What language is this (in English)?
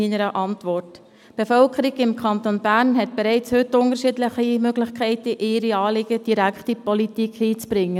Swiss German